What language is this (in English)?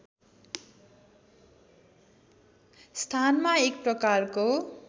Nepali